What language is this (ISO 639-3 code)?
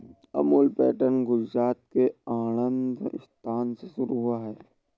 hin